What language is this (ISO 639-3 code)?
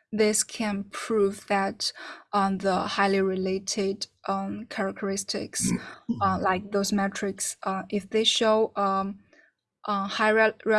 eng